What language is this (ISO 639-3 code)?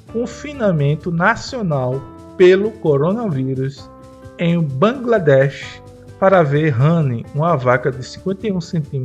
por